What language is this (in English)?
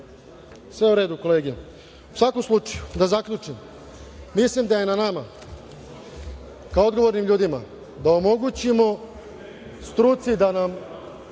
Serbian